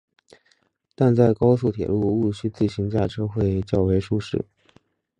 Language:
Chinese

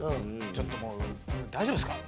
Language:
Japanese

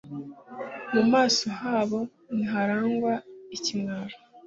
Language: Kinyarwanda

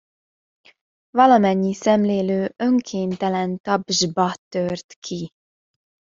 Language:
Hungarian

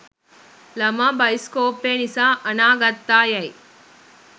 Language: Sinhala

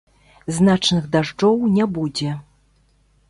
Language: Belarusian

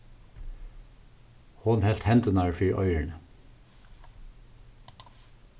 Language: Faroese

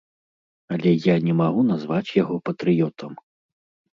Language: Belarusian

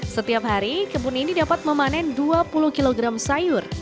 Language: Indonesian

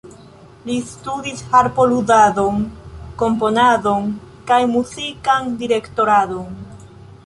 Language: Esperanto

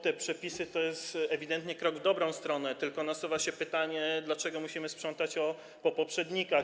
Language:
Polish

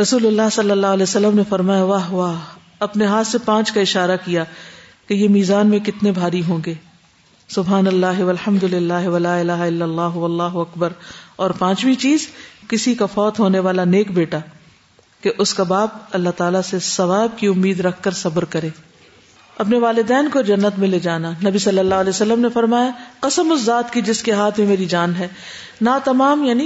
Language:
Urdu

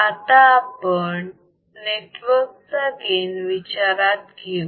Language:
Marathi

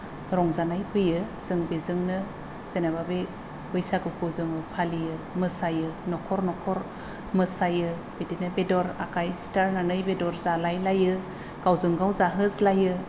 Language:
Bodo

